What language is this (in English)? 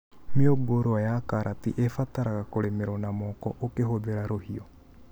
Kikuyu